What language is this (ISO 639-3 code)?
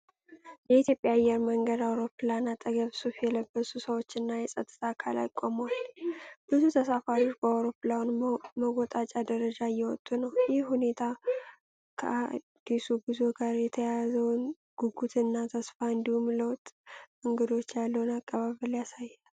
amh